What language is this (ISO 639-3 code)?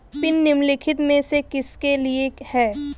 hin